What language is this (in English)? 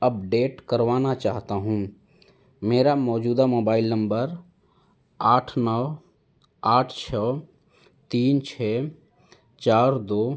Urdu